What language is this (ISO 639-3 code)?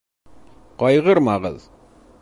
bak